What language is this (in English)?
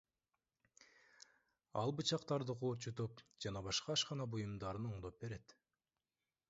Kyrgyz